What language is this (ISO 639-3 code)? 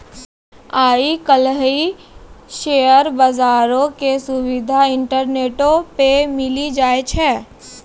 mai